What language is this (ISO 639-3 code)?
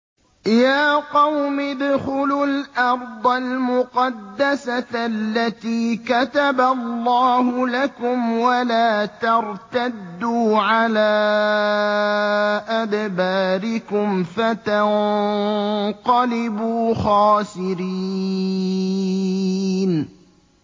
ara